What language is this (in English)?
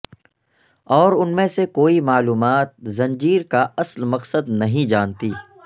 Urdu